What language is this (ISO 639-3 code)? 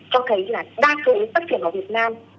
vie